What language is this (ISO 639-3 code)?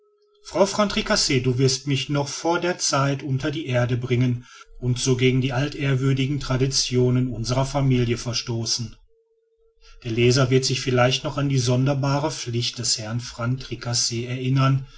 deu